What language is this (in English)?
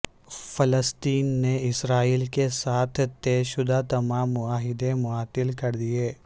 Urdu